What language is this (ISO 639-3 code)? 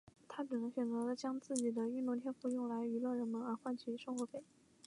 zho